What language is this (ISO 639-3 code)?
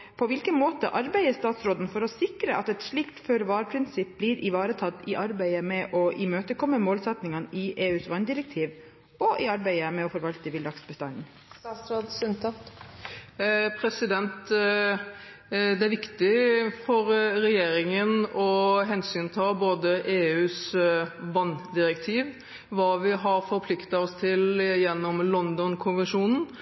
nob